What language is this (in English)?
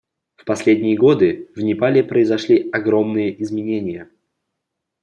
Russian